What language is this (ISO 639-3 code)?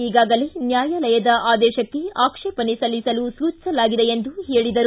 kan